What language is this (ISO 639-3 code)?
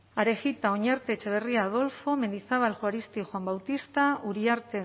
eus